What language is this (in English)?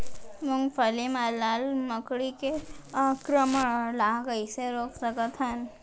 Chhattisgarhi